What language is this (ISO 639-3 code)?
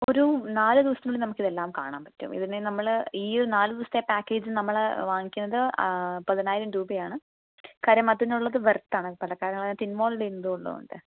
mal